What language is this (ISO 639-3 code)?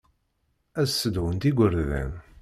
kab